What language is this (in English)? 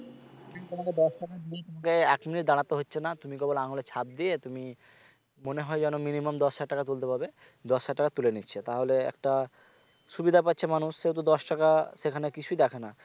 Bangla